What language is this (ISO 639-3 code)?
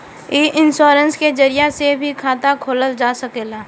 bho